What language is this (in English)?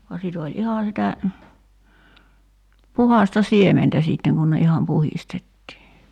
Finnish